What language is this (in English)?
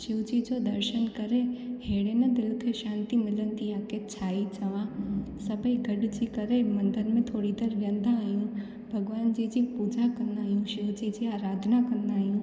Sindhi